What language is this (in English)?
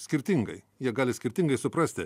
Lithuanian